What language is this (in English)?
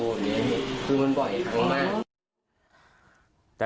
Thai